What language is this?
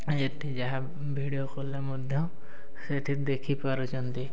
Odia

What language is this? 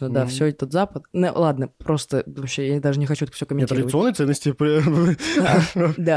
Russian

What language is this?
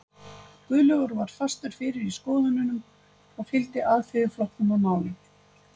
Icelandic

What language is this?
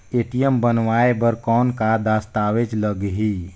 Chhattisgarhi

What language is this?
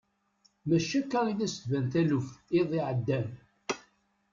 Kabyle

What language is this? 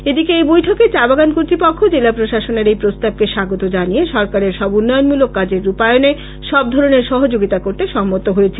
Bangla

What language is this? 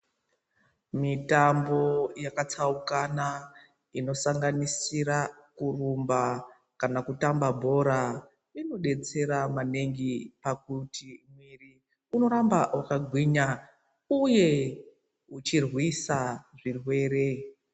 Ndau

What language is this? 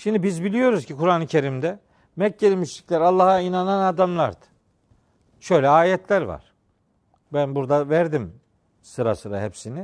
Turkish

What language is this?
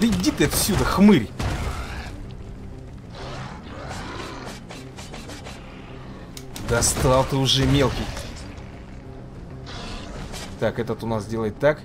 Russian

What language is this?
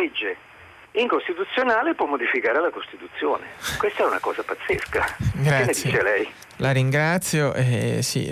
Italian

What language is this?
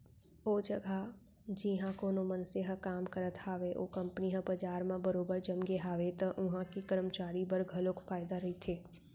Chhattisgarhi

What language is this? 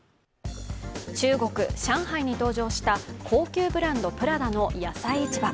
Japanese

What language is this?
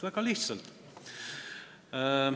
Estonian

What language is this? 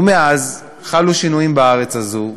Hebrew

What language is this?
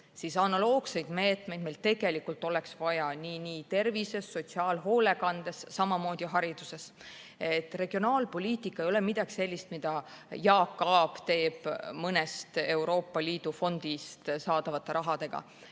Estonian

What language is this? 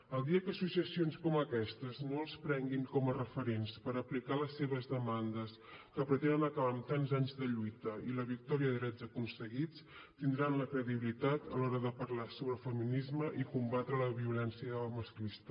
Catalan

